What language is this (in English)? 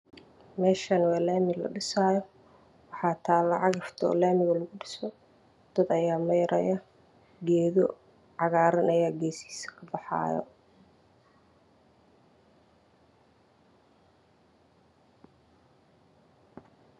Somali